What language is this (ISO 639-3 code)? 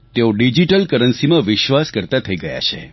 guj